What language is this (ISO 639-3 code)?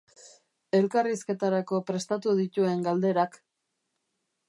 eus